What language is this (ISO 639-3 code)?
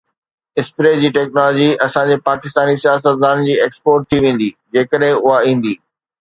snd